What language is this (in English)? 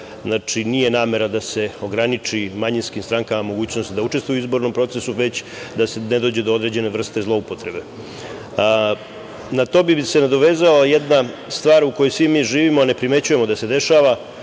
Serbian